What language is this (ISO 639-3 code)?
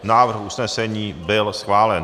ces